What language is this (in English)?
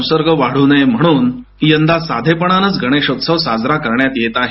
Marathi